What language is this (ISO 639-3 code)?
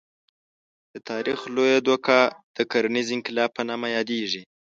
pus